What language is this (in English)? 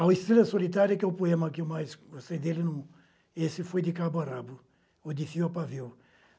Portuguese